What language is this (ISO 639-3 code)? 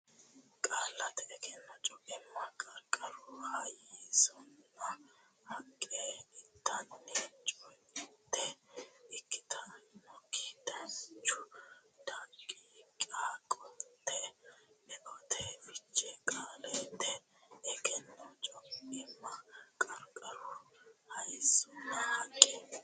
sid